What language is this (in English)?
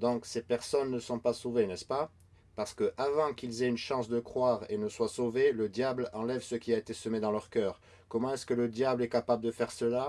French